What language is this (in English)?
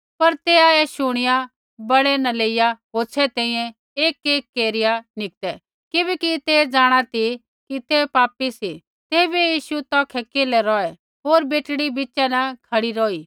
Kullu Pahari